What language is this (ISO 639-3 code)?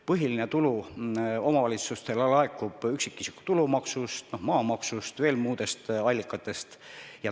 est